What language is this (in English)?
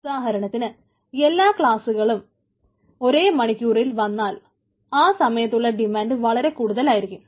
Malayalam